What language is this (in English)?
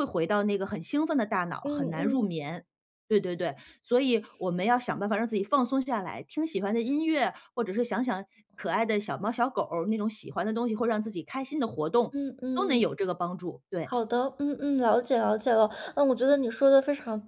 Chinese